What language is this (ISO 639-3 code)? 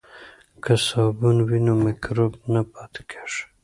pus